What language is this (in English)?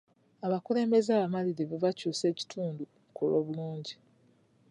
Ganda